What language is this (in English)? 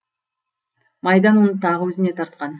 Kazakh